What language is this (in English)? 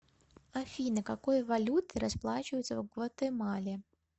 Russian